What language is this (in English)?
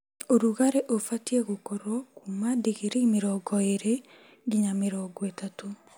Kikuyu